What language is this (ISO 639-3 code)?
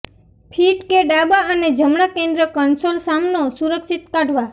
guj